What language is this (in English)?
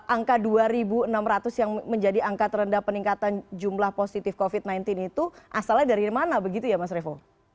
Indonesian